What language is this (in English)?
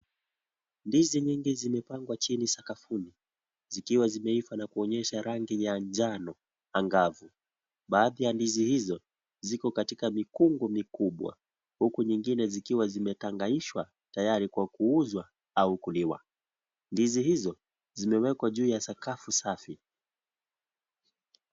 Swahili